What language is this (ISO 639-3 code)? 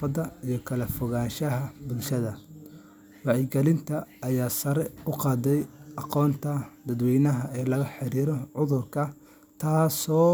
som